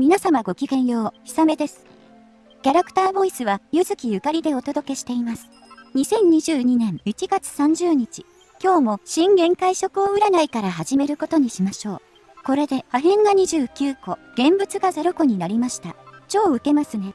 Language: Japanese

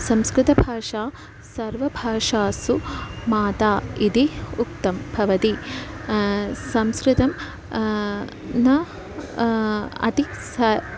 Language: Sanskrit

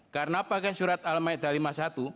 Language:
Indonesian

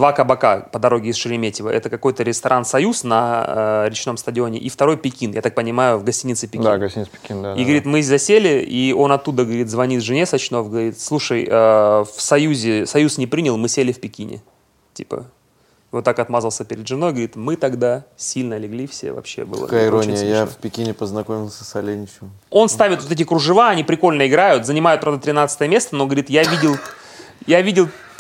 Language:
Russian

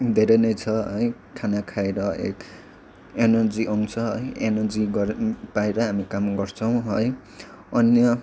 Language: Nepali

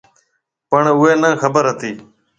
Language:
Marwari (Pakistan)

